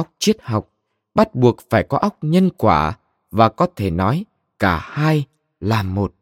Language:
Vietnamese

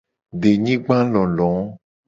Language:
Gen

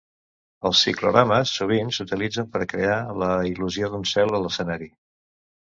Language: Catalan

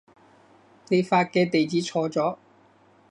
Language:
Cantonese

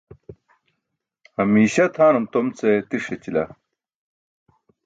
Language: Burushaski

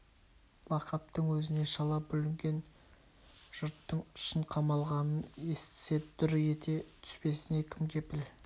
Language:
Kazakh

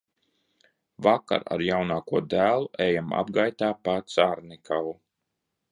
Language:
Latvian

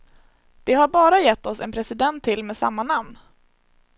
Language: Swedish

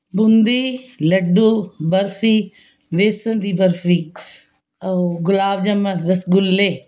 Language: Punjabi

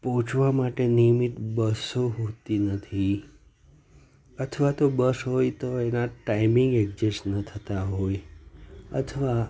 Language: Gujarati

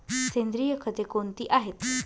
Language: Marathi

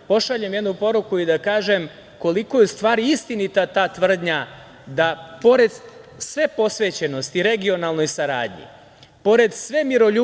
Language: Serbian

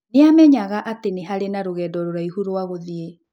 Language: Kikuyu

